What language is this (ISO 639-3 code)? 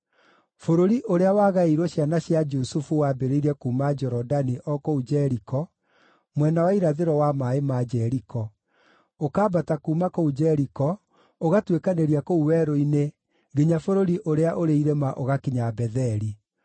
kik